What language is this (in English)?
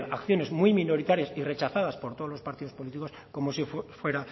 Spanish